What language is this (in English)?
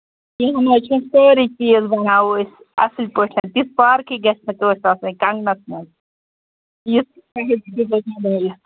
Kashmiri